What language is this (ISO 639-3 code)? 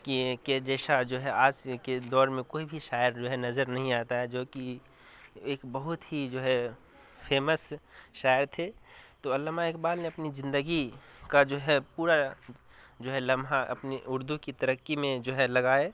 urd